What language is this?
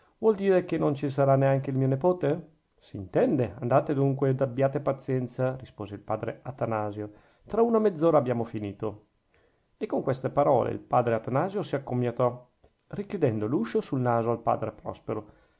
Italian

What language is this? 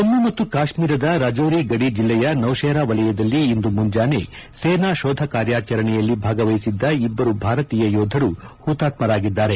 Kannada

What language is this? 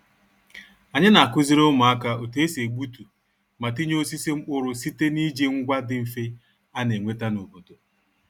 Igbo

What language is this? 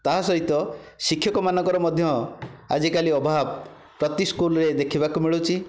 Odia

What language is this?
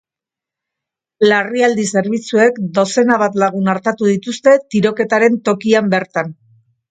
Basque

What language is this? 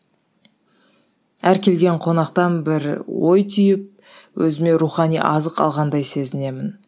Kazakh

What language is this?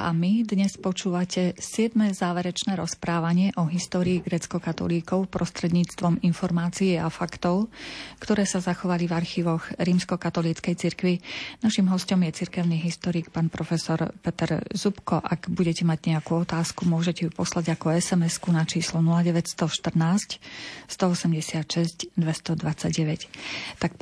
Slovak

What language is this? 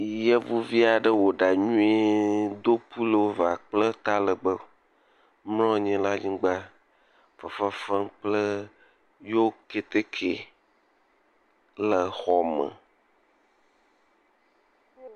Ewe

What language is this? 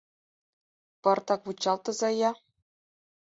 Mari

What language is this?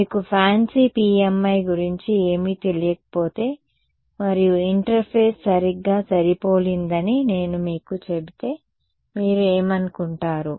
Telugu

